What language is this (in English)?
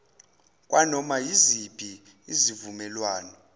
Zulu